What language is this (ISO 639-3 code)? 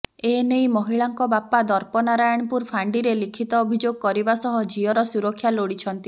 ori